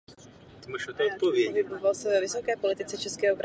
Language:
Czech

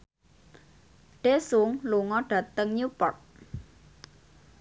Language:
Javanese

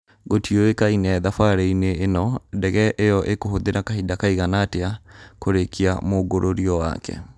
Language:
Kikuyu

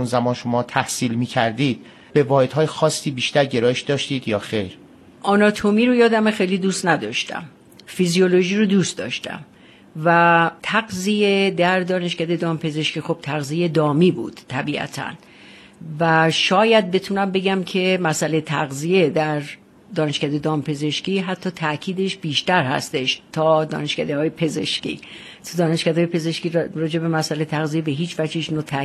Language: Persian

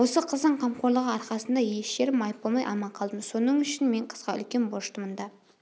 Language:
Kazakh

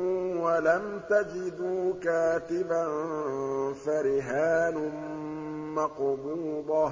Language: Arabic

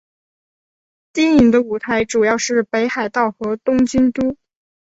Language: Chinese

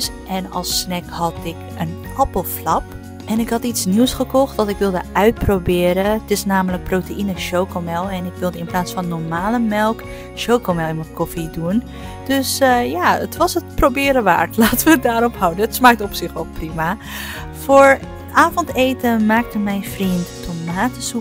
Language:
Dutch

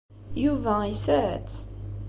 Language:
Kabyle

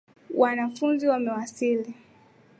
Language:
Swahili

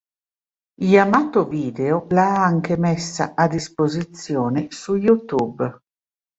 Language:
Italian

